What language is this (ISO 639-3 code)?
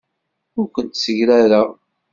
kab